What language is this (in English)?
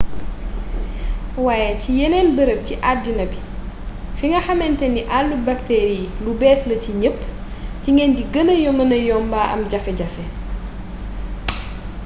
Wolof